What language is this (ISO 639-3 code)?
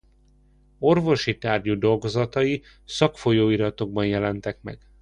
hun